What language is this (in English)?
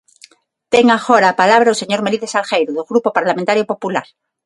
Galician